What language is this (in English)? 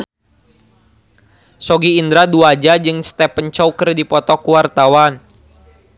Sundanese